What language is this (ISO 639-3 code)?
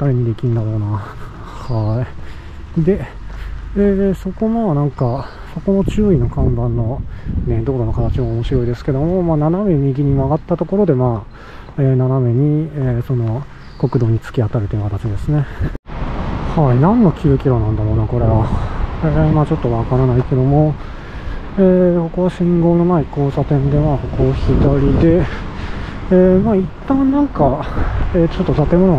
jpn